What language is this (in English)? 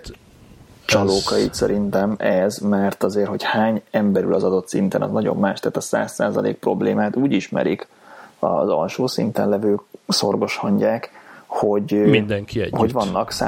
Hungarian